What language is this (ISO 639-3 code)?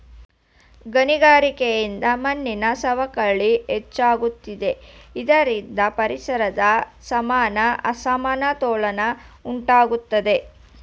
kan